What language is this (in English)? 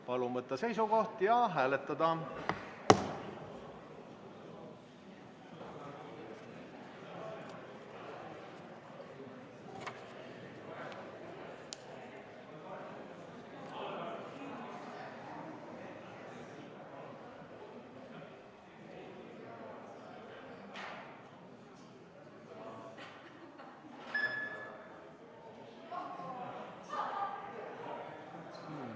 Estonian